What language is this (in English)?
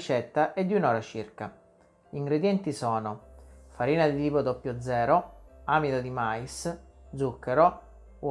Italian